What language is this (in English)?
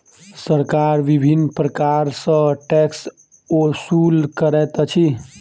Maithili